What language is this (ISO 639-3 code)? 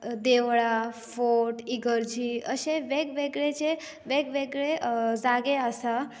kok